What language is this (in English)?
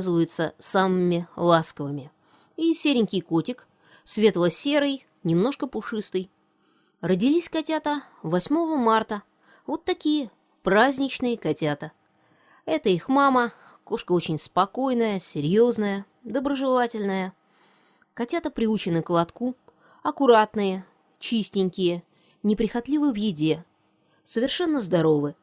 Russian